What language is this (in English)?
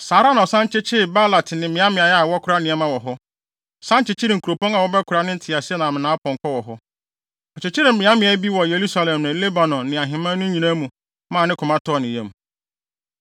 Akan